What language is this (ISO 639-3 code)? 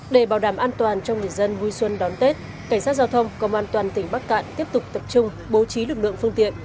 vie